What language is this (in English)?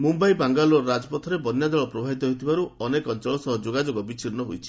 Odia